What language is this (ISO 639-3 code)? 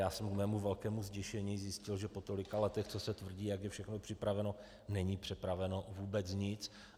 ces